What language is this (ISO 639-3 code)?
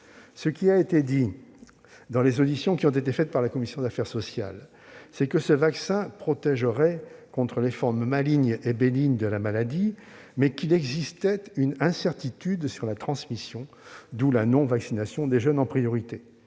fra